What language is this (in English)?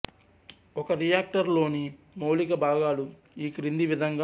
Telugu